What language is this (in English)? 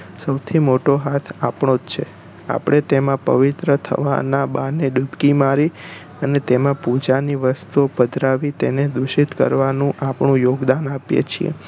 Gujarati